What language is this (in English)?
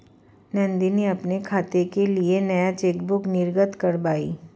Hindi